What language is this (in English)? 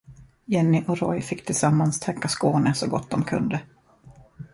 Swedish